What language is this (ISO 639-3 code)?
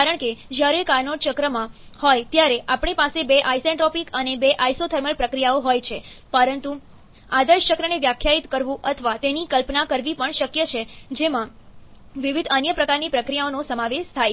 guj